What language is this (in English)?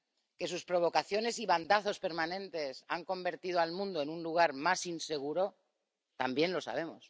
Spanish